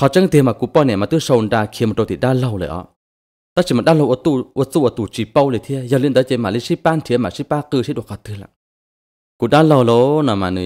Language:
Thai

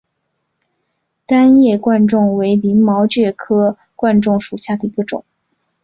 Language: Chinese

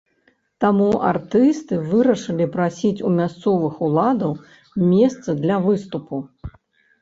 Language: Belarusian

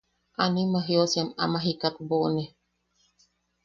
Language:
Yaqui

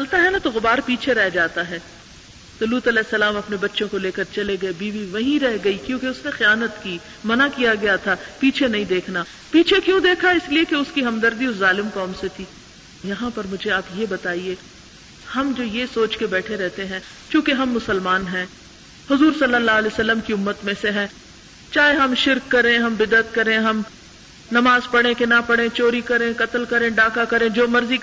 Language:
Urdu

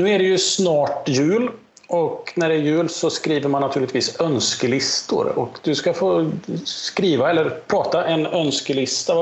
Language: Swedish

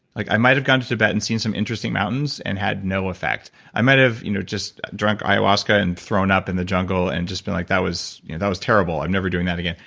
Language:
English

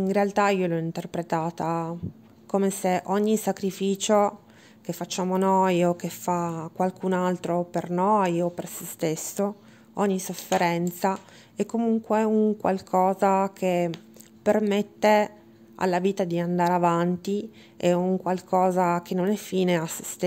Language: Italian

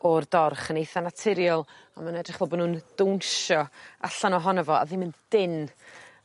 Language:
Welsh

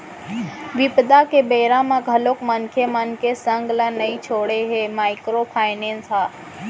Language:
Chhattisgarhi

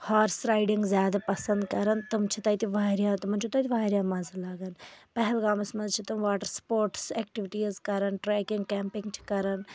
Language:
Kashmiri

